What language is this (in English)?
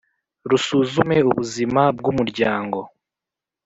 Kinyarwanda